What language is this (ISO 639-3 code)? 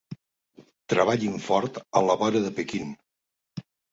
cat